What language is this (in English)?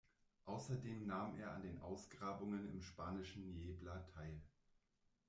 German